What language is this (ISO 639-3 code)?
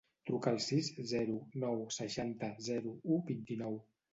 cat